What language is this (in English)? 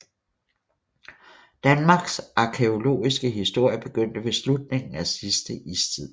Danish